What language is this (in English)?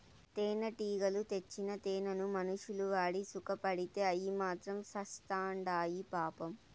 Telugu